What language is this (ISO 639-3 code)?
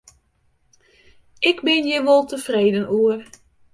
fry